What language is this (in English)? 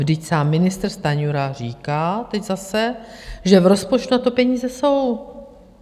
Czech